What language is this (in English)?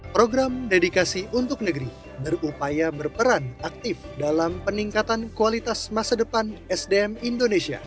Indonesian